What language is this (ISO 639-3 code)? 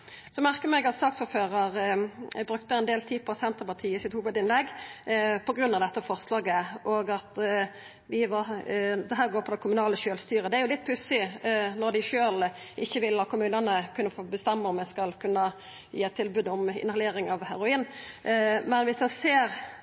nno